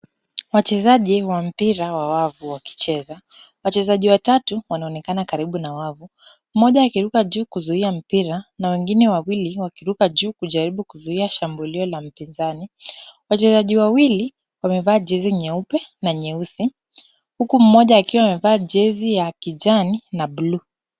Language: Swahili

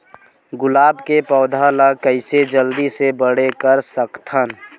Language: Chhattisgarhi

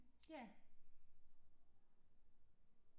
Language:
Danish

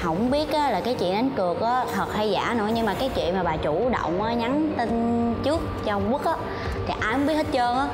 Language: Vietnamese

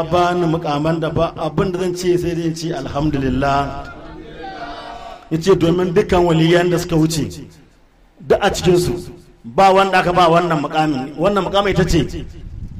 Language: Arabic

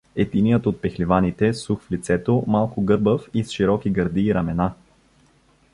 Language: Bulgarian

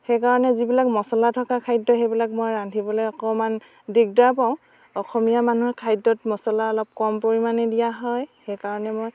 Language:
Assamese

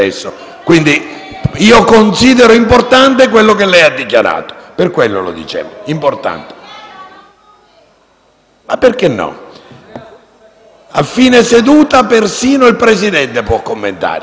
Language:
Italian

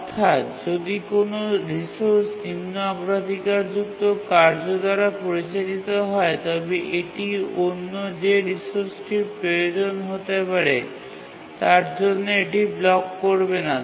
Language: Bangla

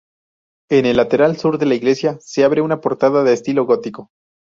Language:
Spanish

